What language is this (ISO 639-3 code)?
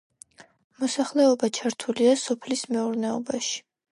kat